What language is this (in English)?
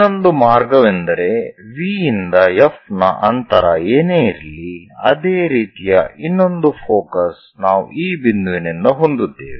Kannada